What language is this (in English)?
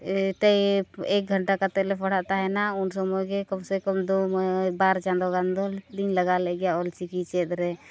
Santali